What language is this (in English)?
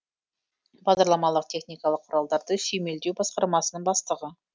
Kazakh